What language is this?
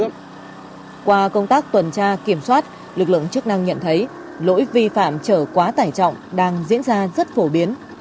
Vietnamese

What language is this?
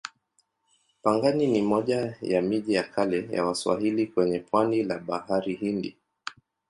Swahili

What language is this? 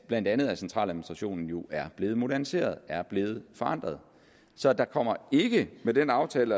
Danish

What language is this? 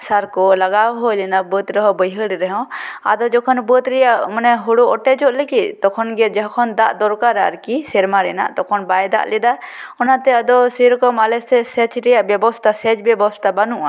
Santali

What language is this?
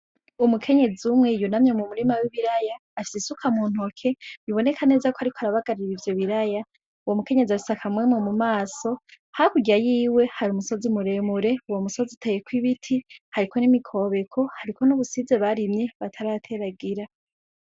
Rundi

